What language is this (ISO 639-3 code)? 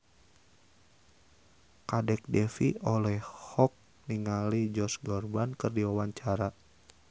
sun